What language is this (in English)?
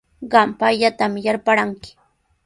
Sihuas Ancash Quechua